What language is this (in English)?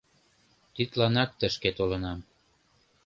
Mari